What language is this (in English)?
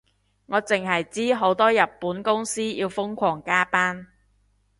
Cantonese